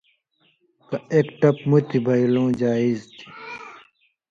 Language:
Indus Kohistani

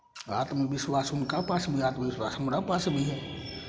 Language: Maithili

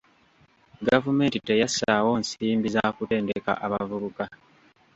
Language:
Ganda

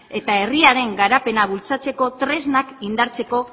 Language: Basque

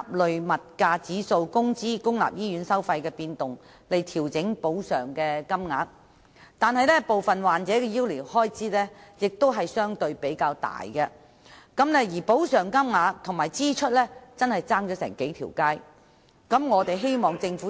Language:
Cantonese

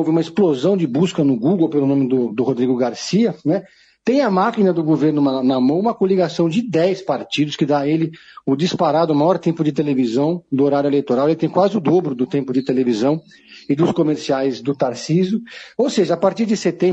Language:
Portuguese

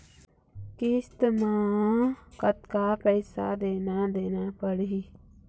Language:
Chhattisgarhi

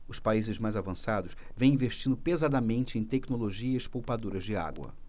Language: Portuguese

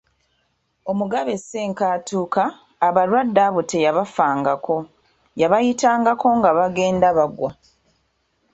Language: Ganda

